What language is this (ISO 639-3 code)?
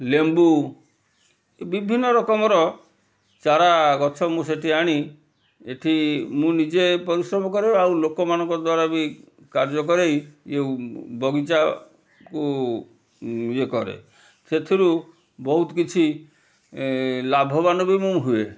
ori